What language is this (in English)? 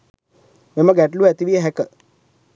Sinhala